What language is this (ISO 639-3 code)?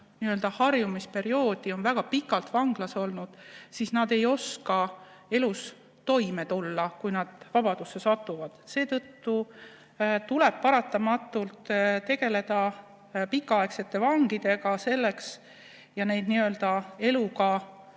est